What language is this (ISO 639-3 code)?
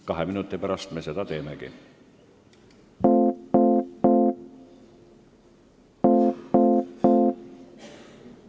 est